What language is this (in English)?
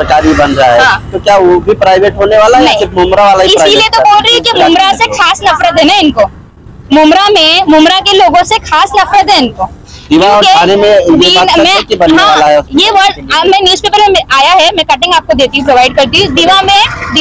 Hindi